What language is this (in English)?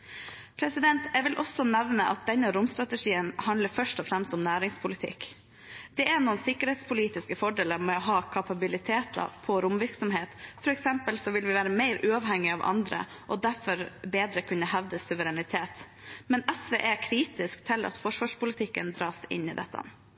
Norwegian Bokmål